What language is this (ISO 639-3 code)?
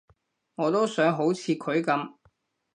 yue